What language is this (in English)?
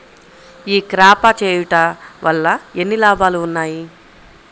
Telugu